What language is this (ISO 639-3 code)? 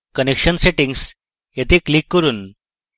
ben